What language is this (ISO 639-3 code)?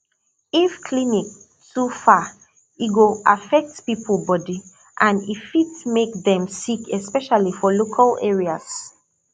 pcm